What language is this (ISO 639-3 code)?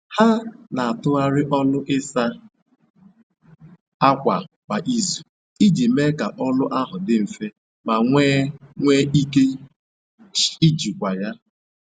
ibo